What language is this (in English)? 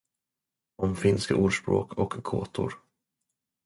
Swedish